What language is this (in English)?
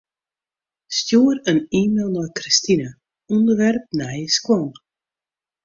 Western Frisian